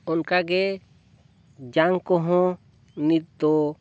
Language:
Santali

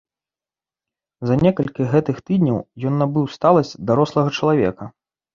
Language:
Belarusian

